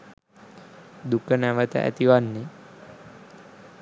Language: Sinhala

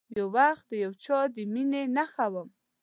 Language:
Pashto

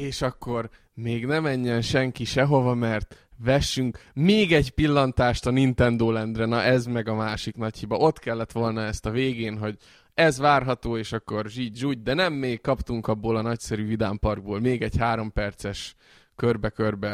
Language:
Hungarian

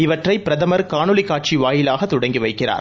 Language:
Tamil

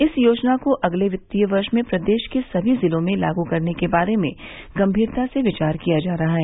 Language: Hindi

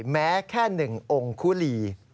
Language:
Thai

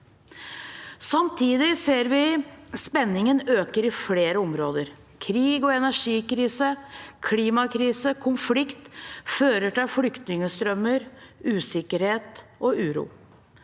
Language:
Norwegian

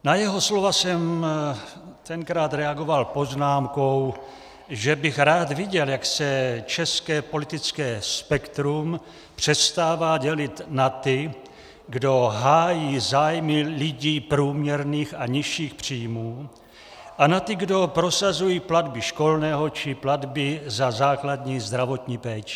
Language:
Czech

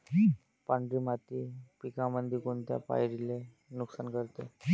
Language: Marathi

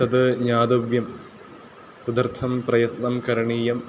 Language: Sanskrit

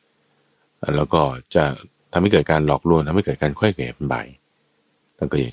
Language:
Thai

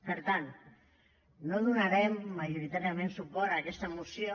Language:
Catalan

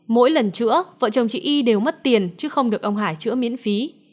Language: Vietnamese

